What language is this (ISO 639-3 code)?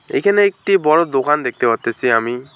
ben